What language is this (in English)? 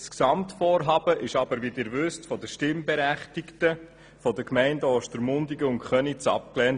Swiss German